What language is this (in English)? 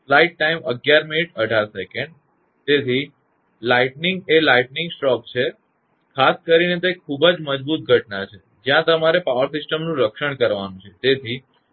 Gujarati